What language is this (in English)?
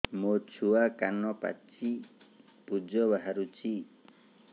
Odia